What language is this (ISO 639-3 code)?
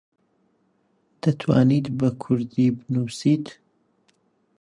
ckb